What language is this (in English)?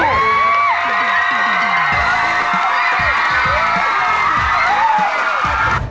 Thai